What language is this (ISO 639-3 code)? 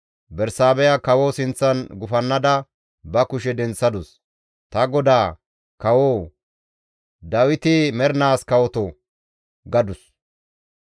gmv